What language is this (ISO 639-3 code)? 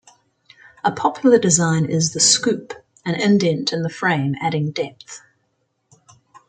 eng